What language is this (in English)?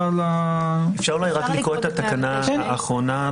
Hebrew